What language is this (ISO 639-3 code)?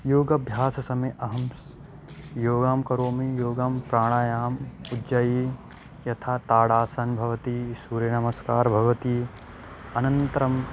san